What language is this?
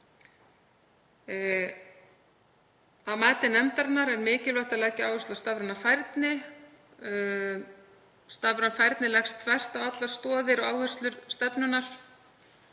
Icelandic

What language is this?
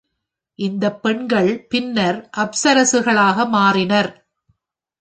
Tamil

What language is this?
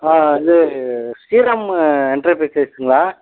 Tamil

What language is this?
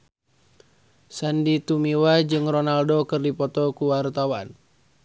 Sundanese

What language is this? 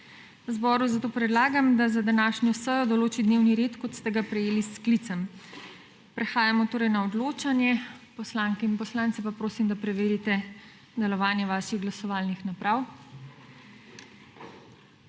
Slovenian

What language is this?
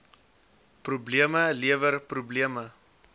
Afrikaans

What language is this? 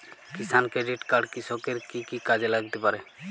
Bangla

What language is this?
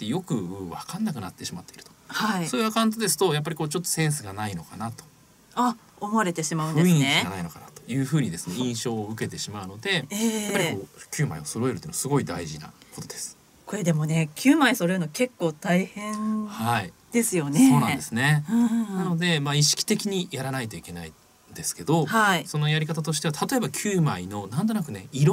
Japanese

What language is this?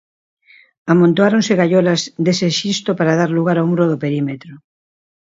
Galician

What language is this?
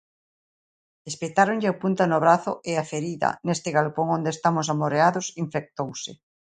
Galician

